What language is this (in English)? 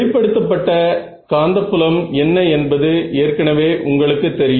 Tamil